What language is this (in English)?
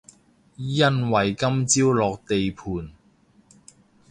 Cantonese